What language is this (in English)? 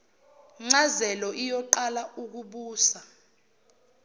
Zulu